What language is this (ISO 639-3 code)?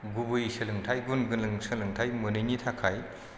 brx